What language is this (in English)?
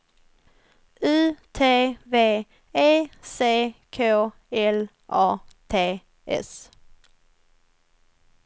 Swedish